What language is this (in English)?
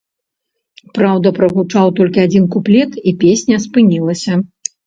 Belarusian